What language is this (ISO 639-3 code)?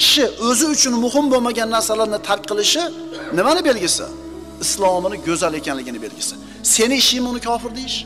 tur